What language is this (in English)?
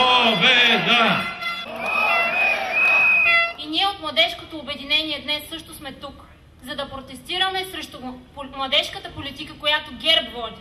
Bulgarian